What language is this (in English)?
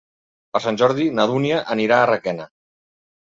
Catalan